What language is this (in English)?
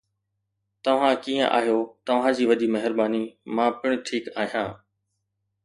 Sindhi